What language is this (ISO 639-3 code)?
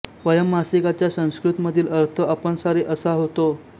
mar